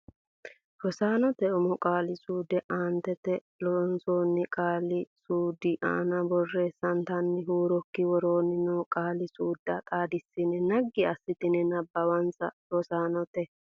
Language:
Sidamo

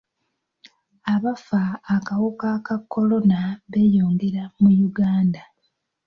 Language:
Ganda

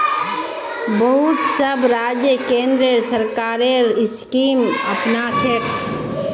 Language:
Magahi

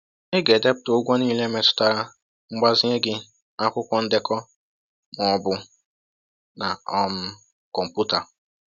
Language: Igbo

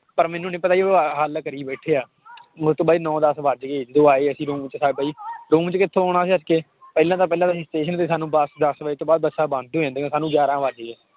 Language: Punjabi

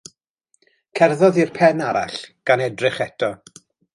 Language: Welsh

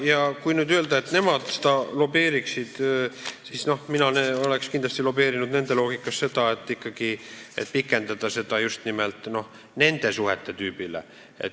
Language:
Estonian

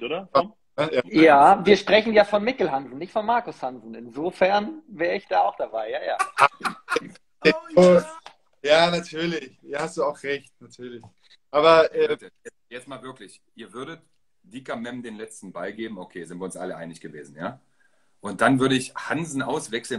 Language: German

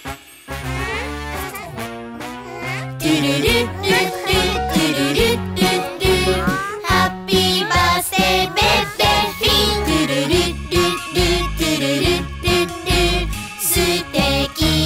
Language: Japanese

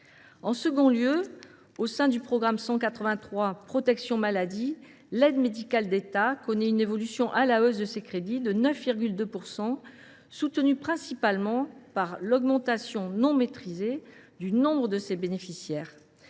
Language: French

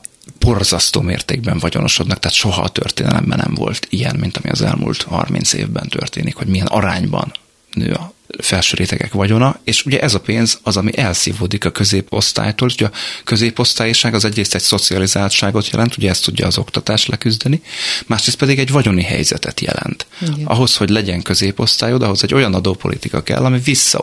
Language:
Hungarian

